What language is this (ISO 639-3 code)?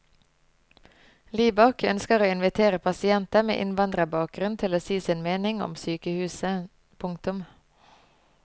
nor